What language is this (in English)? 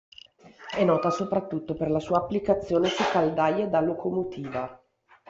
Italian